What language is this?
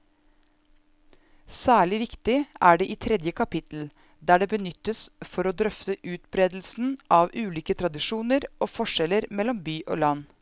Norwegian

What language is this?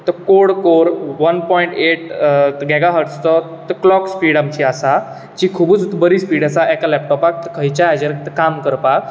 Konkani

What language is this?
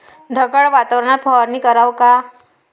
Marathi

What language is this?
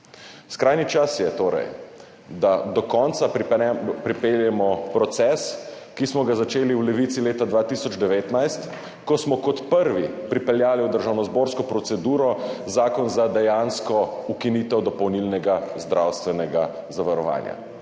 Slovenian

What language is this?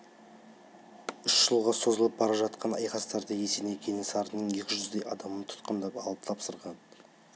Kazakh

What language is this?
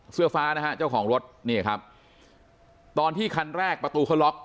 Thai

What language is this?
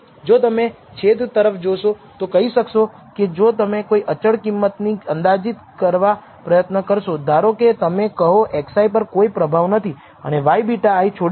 Gujarati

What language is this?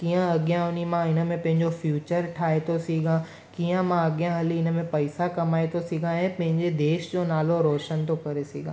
Sindhi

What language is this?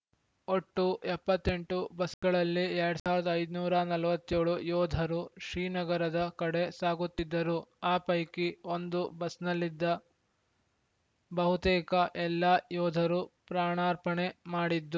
Kannada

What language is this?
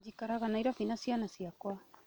Kikuyu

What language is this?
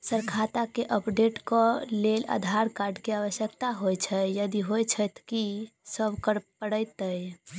Maithili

